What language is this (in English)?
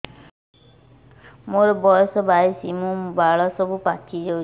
Odia